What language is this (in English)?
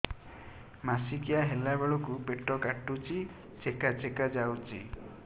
Odia